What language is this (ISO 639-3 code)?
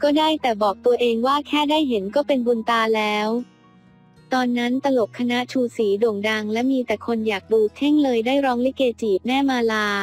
tha